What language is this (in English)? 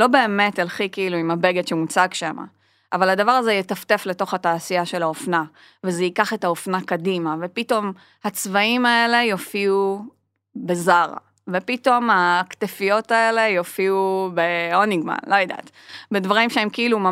Hebrew